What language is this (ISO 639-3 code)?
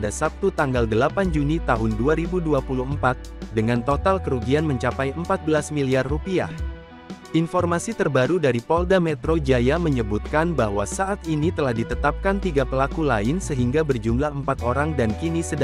ind